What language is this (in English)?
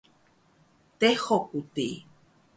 Taroko